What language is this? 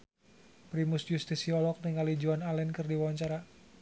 Sundanese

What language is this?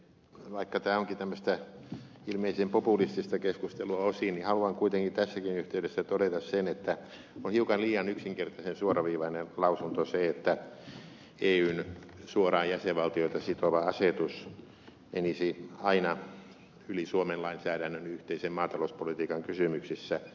Finnish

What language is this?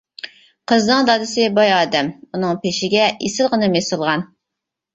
Uyghur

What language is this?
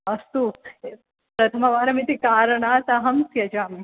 Sanskrit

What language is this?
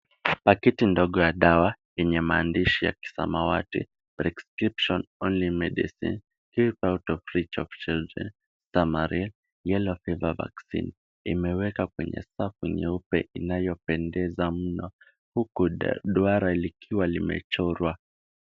Swahili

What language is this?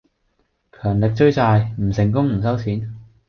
Cantonese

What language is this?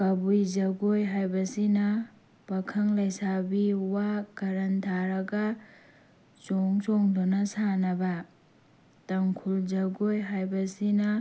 Manipuri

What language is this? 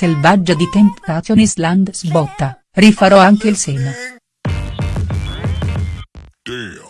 Italian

